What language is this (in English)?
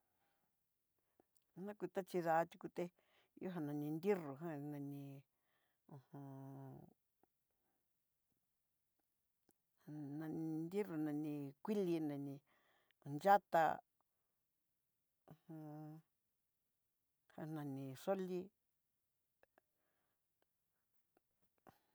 Southeastern Nochixtlán Mixtec